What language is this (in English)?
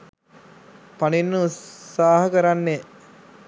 Sinhala